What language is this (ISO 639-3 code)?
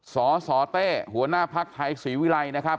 tha